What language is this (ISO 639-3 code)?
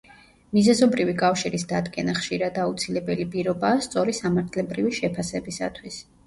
kat